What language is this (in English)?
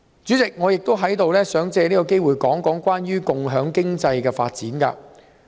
Cantonese